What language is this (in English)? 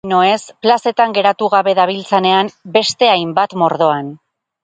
Basque